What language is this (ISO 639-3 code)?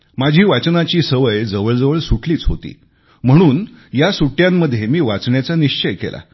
mar